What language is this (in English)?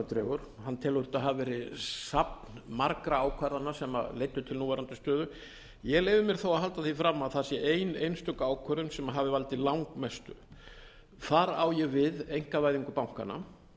Icelandic